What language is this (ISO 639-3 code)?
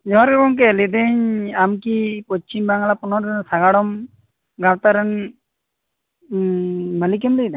sat